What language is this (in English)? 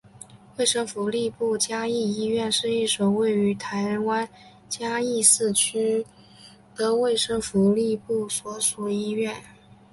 Chinese